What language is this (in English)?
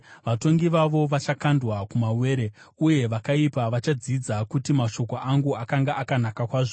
Shona